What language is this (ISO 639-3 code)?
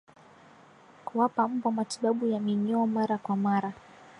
swa